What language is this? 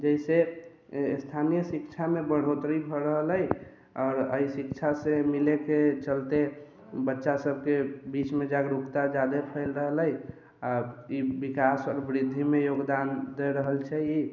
Maithili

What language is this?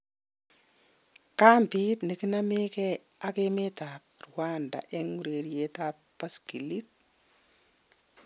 Kalenjin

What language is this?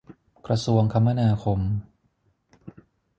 Thai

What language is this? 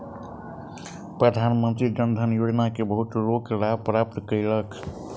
Maithili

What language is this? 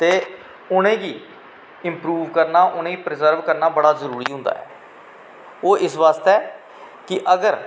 Dogri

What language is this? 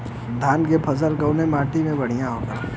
Bhojpuri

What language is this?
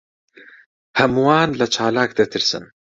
Central Kurdish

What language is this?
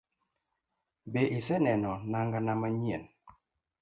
Luo (Kenya and Tanzania)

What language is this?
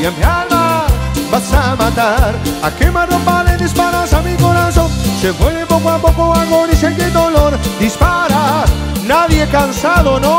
Spanish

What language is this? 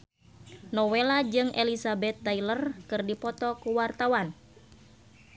Sundanese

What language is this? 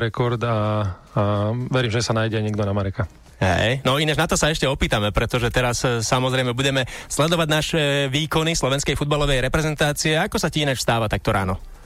Slovak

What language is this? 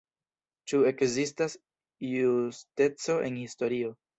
Esperanto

